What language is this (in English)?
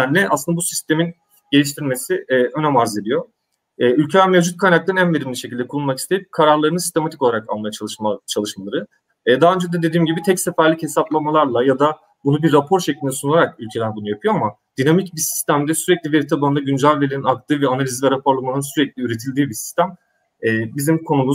Turkish